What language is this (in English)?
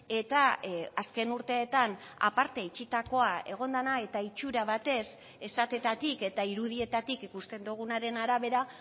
Basque